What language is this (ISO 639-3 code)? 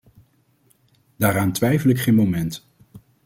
nld